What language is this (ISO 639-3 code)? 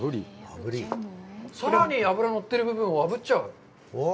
jpn